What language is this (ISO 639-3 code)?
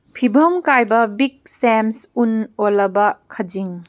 mni